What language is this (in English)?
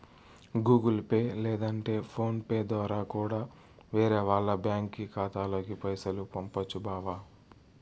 Telugu